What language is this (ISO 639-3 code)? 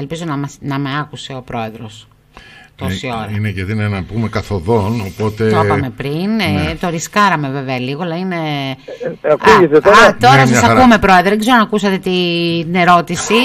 ell